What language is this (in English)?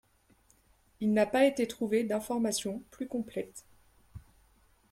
French